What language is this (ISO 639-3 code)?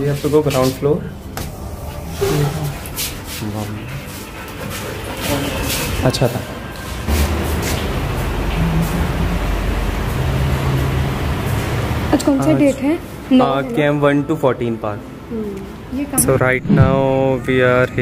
hin